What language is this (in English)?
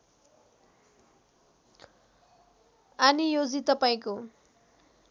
Nepali